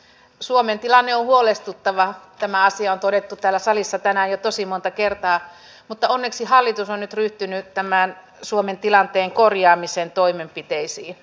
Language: Finnish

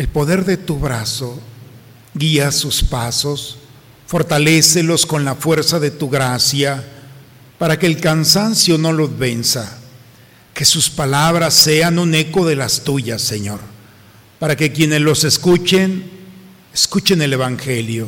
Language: Spanish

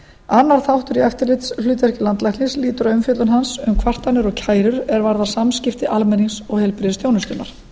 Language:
Icelandic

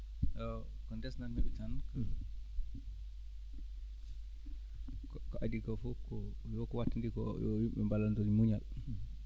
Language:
Fula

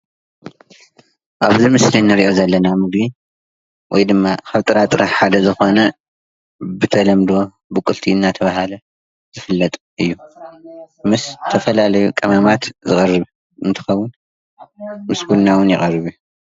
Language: Tigrinya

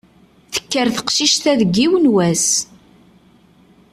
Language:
Kabyle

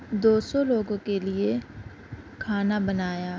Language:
Urdu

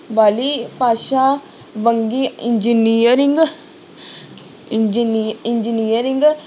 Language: Punjabi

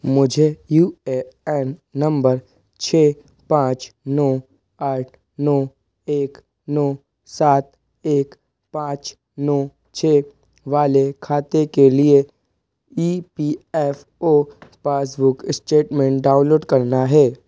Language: Hindi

